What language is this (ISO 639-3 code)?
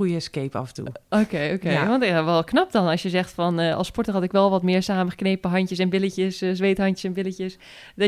nld